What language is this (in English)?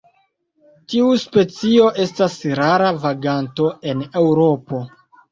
Esperanto